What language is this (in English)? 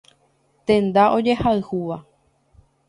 Guarani